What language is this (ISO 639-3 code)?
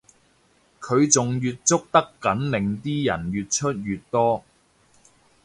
yue